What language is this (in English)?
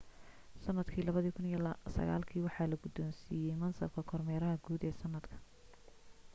Somali